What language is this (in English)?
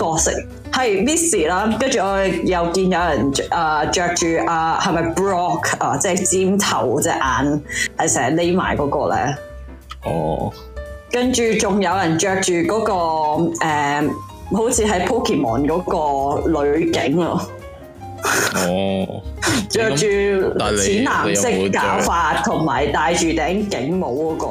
Chinese